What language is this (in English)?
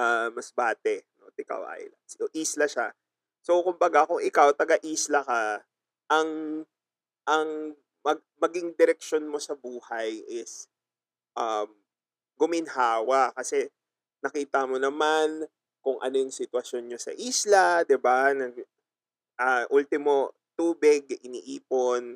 Filipino